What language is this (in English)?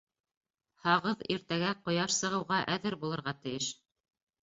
Bashkir